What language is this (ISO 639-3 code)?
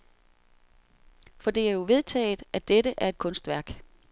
dan